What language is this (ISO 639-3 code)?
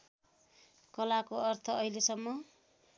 nep